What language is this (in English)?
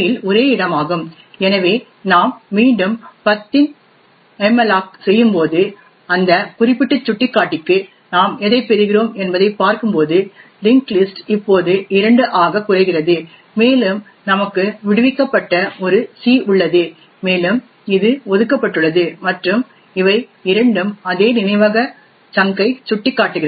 Tamil